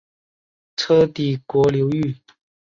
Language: Chinese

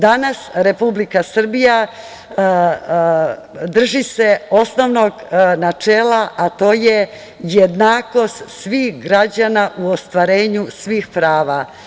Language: Serbian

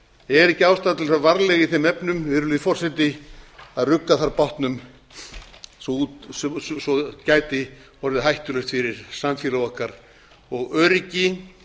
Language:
Icelandic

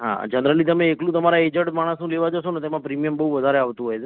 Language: Gujarati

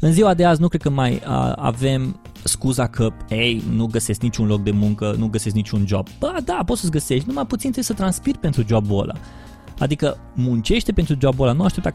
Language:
Romanian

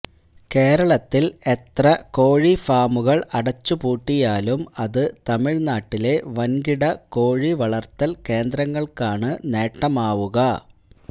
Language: Malayalam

